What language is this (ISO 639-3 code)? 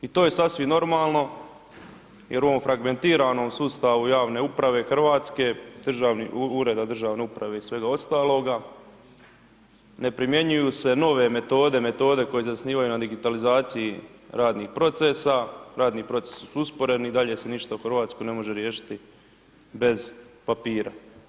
hrv